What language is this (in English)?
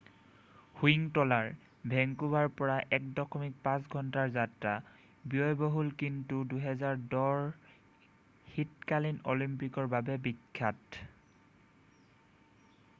Assamese